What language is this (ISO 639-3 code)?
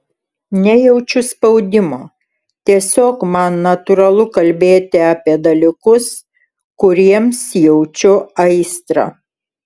lit